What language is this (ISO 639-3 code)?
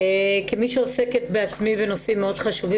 heb